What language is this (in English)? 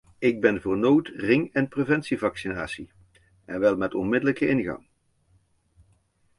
Dutch